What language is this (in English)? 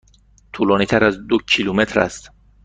Persian